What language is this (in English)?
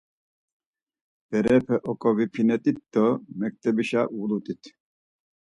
Laz